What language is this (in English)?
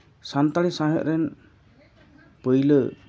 Santali